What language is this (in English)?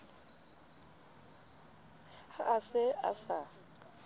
Southern Sotho